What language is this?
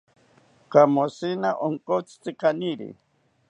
South Ucayali Ashéninka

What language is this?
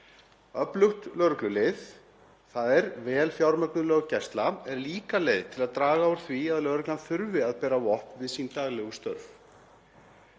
Icelandic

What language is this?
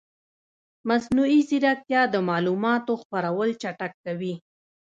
Pashto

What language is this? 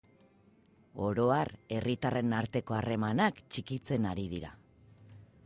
Basque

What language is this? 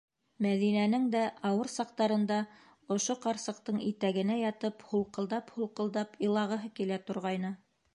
Bashkir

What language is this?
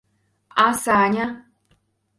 Mari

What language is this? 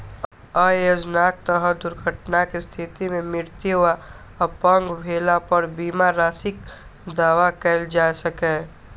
Maithili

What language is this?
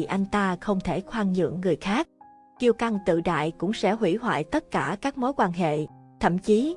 Vietnamese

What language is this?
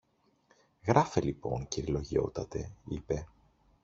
Greek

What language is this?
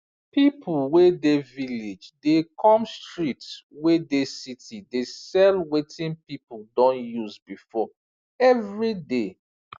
Nigerian Pidgin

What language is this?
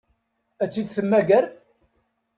Kabyle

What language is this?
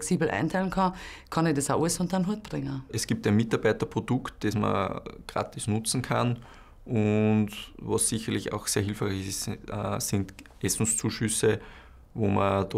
German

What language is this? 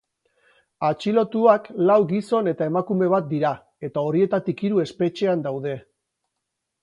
Basque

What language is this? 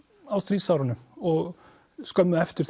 Icelandic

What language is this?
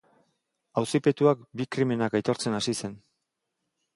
Basque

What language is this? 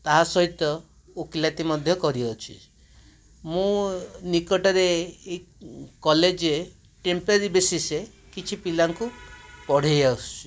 Odia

